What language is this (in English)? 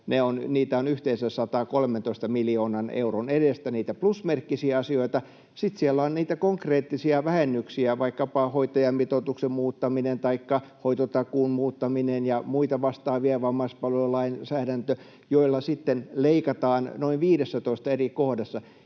Finnish